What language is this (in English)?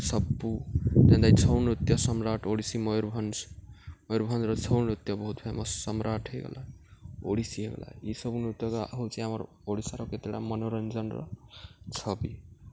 Odia